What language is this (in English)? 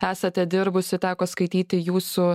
Lithuanian